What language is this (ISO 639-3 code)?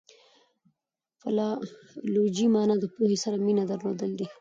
pus